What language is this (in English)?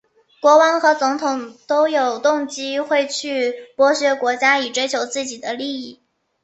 Chinese